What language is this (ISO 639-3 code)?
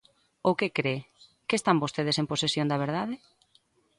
glg